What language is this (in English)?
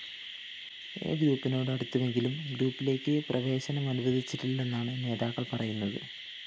Malayalam